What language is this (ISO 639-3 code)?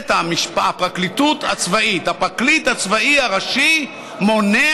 heb